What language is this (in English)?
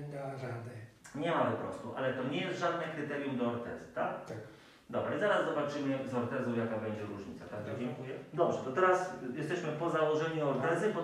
Polish